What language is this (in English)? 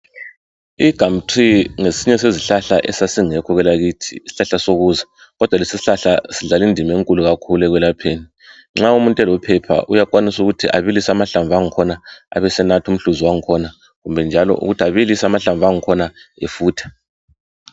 North Ndebele